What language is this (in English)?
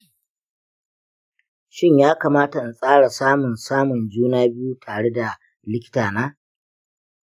Hausa